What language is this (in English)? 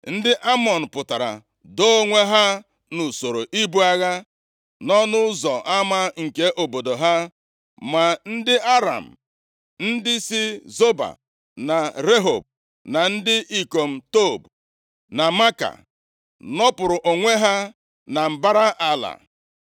Igbo